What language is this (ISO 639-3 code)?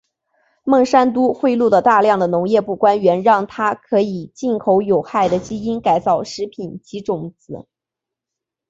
zho